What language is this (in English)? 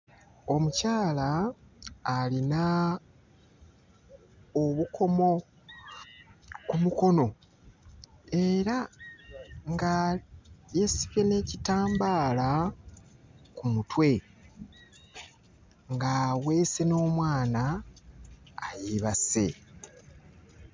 Ganda